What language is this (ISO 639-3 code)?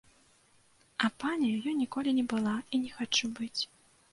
bel